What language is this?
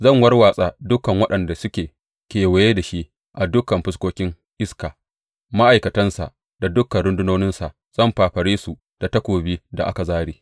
Hausa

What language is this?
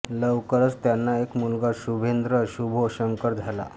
Marathi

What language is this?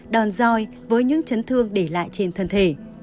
Vietnamese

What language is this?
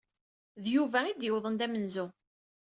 Kabyle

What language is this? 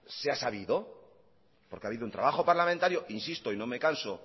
Spanish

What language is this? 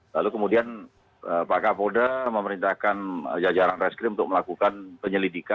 Indonesian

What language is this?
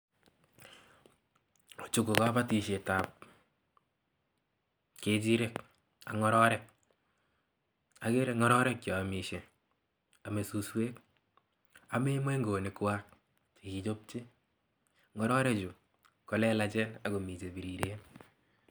Kalenjin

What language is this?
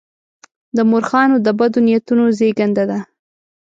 Pashto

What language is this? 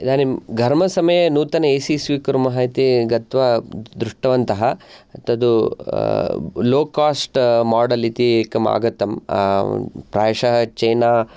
Sanskrit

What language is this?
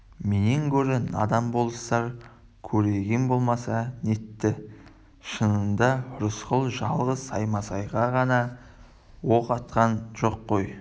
Kazakh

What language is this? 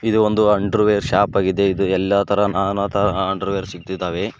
Kannada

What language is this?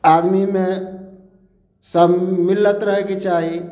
Maithili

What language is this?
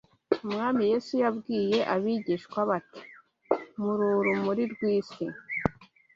Kinyarwanda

